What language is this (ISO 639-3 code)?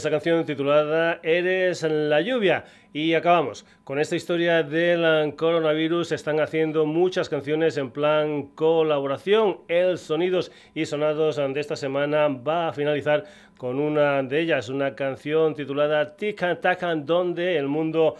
spa